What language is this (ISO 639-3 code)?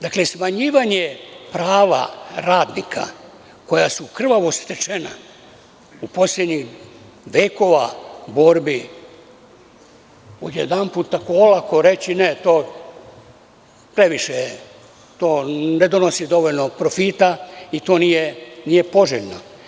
srp